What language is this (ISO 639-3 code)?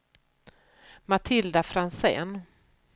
swe